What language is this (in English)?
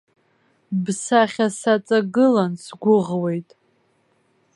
Abkhazian